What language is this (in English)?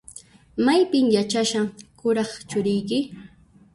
Puno Quechua